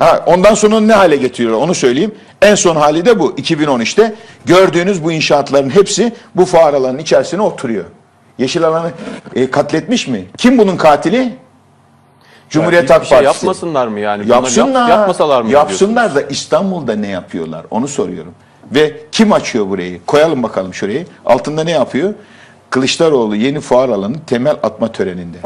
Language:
Turkish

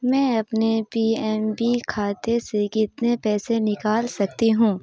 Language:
Urdu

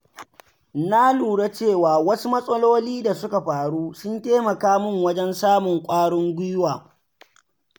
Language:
Hausa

